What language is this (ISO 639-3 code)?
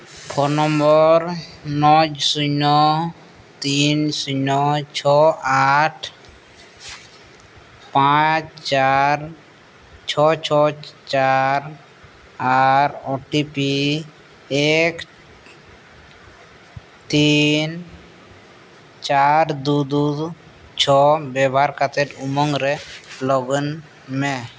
sat